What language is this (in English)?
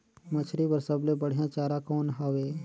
Chhattisgarhi